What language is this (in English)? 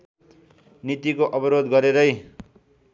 Nepali